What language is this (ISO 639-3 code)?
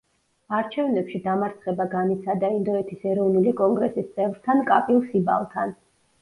kat